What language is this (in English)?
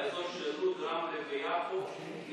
Hebrew